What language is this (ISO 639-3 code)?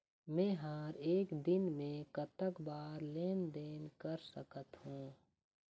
hne